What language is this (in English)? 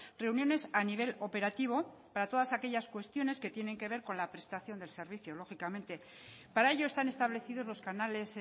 Spanish